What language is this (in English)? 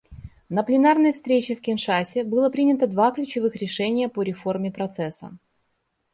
Russian